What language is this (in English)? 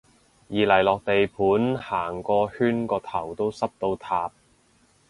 Cantonese